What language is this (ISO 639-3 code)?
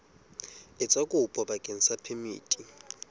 sot